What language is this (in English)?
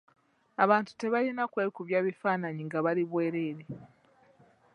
Ganda